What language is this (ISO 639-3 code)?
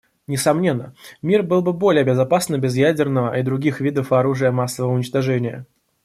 rus